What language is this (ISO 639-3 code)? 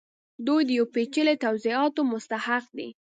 pus